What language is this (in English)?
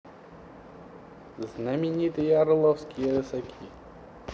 Russian